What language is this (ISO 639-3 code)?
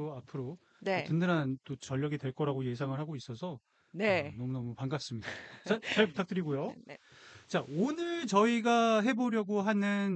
kor